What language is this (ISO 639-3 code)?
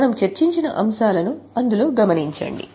tel